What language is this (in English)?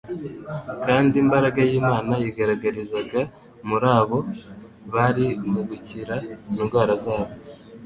Kinyarwanda